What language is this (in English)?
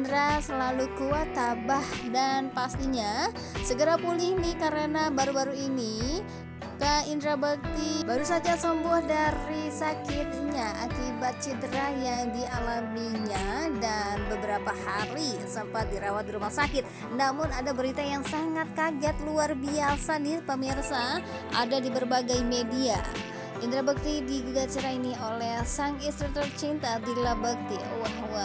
Indonesian